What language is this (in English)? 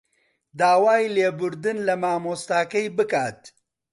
Central Kurdish